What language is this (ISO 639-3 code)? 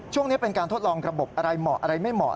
tha